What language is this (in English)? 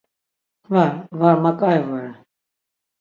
Laz